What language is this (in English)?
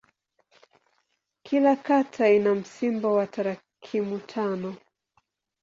Swahili